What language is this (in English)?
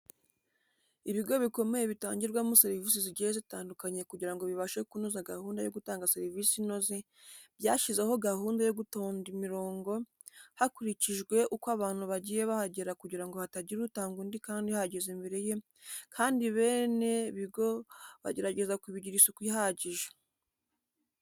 Kinyarwanda